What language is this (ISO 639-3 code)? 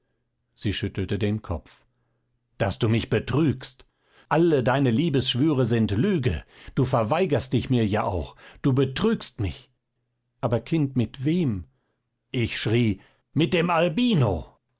deu